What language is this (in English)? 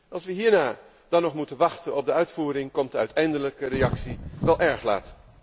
Dutch